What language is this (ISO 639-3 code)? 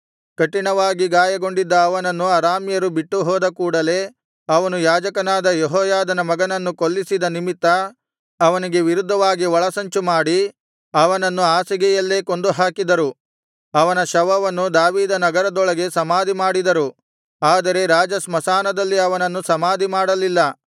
kan